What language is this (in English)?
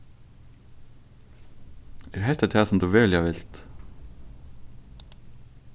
Faroese